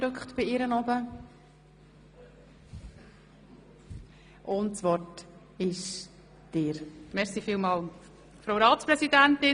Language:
Swiss German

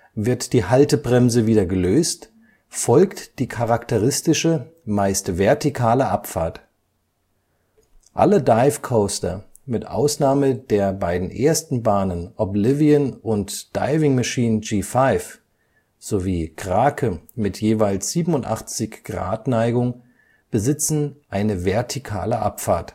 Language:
German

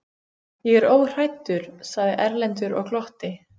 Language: Icelandic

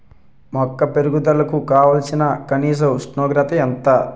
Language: Telugu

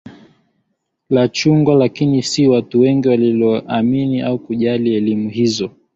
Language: Swahili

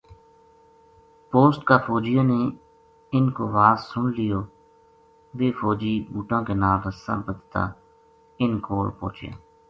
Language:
Gujari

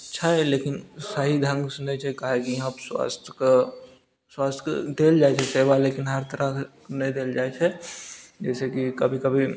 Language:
Maithili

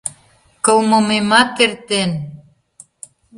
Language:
Mari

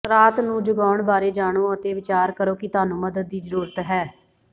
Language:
Punjabi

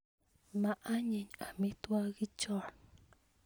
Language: Kalenjin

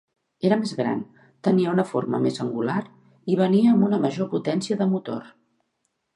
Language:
Catalan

